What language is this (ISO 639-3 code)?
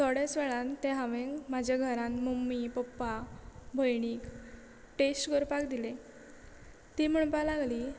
kok